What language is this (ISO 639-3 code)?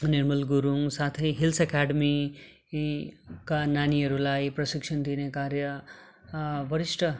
nep